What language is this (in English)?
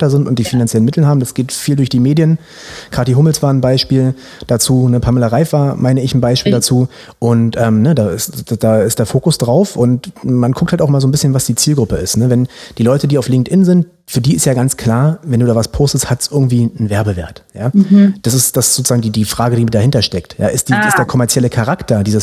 German